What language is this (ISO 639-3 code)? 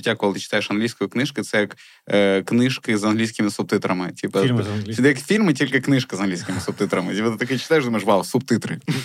ukr